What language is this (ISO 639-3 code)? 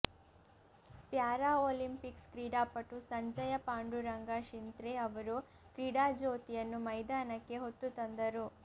kan